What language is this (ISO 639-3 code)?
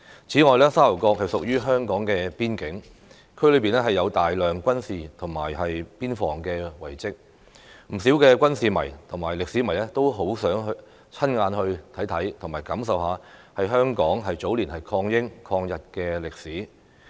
yue